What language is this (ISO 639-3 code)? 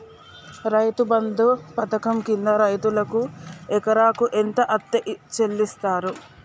tel